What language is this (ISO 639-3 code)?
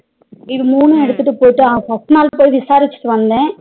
tam